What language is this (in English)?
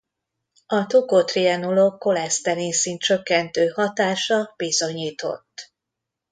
Hungarian